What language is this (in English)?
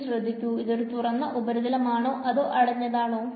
Malayalam